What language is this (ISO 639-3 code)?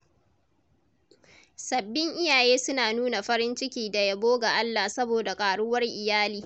hau